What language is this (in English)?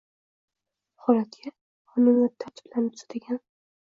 Uzbek